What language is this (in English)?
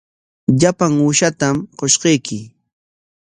Corongo Ancash Quechua